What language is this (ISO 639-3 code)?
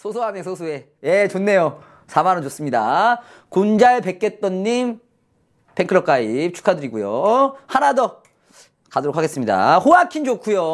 kor